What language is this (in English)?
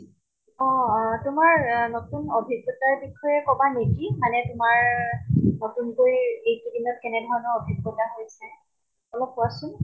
Assamese